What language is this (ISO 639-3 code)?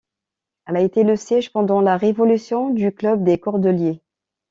fra